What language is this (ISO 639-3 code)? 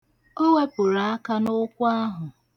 ibo